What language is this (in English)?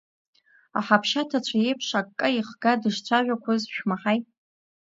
Abkhazian